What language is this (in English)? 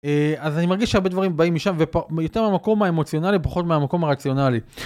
Hebrew